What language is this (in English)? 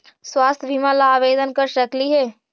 Magahi